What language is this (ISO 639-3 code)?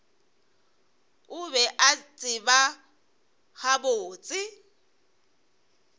nso